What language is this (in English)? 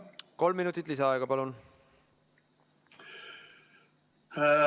Estonian